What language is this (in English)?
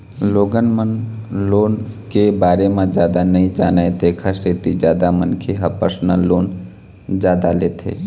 Chhattisgarhi